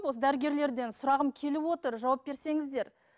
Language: Kazakh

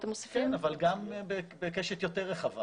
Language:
Hebrew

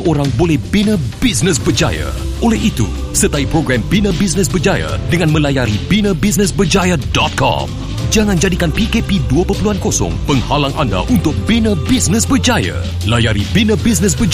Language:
Malay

